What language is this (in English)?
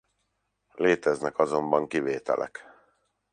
Hungarian